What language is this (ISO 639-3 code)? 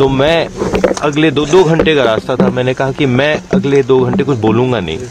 hin